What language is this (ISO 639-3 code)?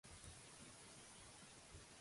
cat